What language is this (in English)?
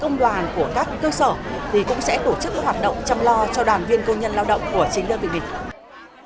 Vietnamese